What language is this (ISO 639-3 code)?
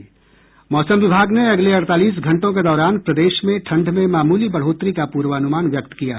hin